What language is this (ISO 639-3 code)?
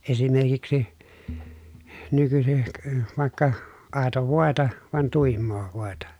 fin